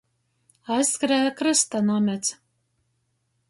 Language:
Latgalian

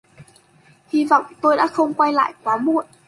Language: Vietnamese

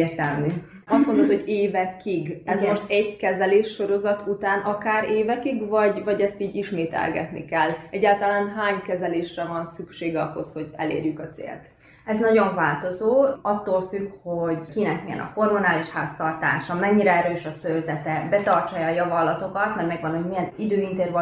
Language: Hungarian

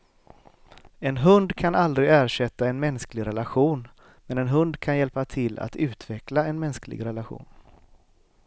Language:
Swedish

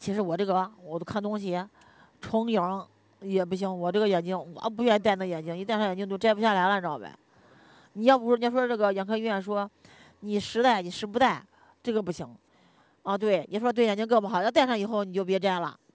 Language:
Chinese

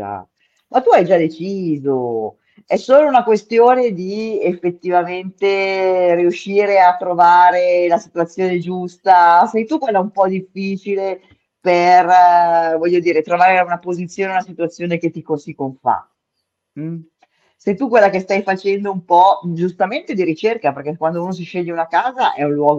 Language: Italian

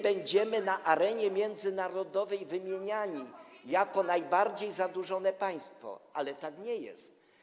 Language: Polish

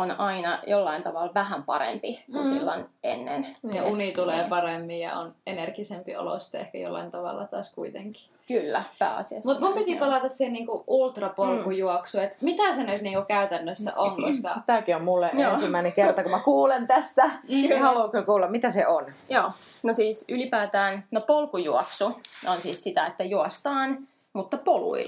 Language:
Finnish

